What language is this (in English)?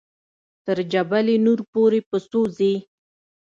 Pashto